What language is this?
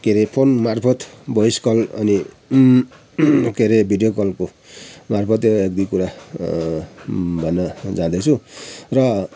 Nepali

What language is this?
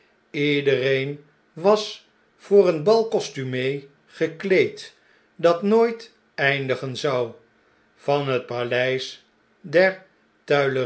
Dutch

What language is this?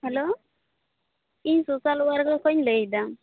Santali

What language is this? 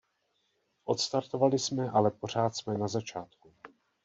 Czech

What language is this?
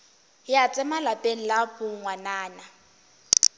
Northern Sotho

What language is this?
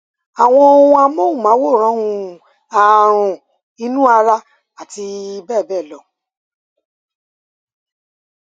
Yoruba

